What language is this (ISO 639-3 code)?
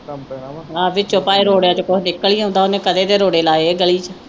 pan